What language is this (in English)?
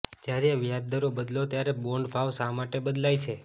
Gujarati